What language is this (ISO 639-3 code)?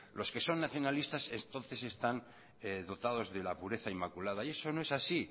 spa